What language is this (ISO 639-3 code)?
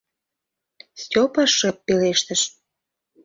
chm